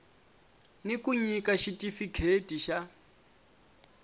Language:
Tsonga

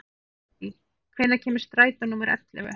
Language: Icelandic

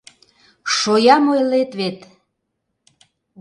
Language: Mari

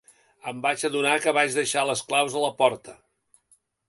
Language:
Catalan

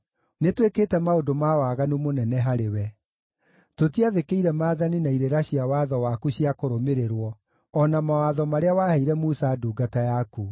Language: Kikuyu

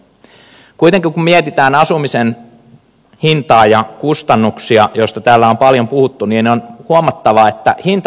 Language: Finnish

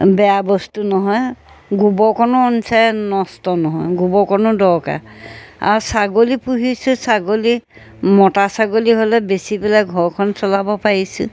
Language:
Assamese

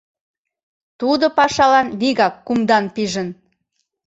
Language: Mari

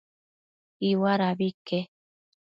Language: Matsés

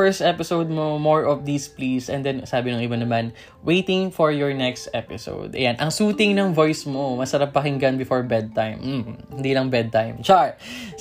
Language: Filipino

